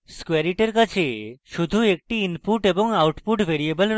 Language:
Bangla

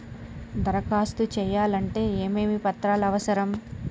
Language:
Telugu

